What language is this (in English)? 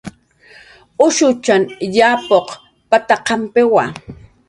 Jaqaru